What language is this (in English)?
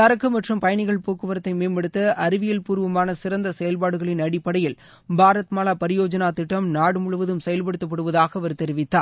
Tamil